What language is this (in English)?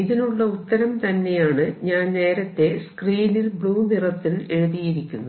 Malayalam